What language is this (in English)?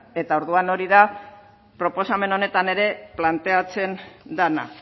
Basque